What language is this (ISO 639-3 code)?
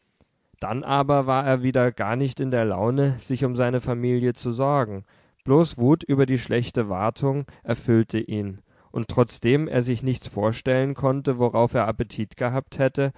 deu